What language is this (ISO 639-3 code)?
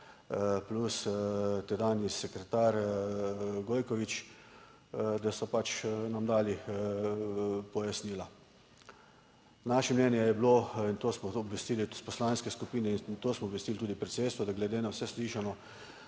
slv